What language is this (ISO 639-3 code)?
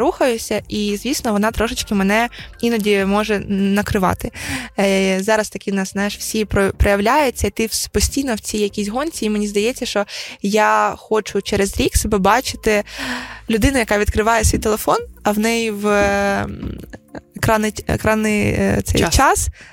ukr